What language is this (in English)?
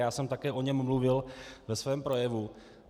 Czech